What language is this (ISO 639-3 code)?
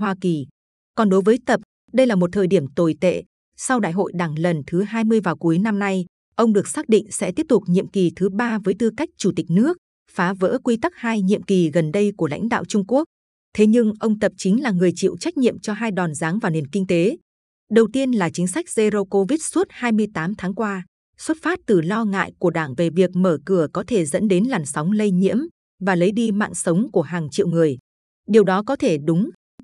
vie